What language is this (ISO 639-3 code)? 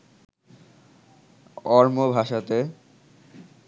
ben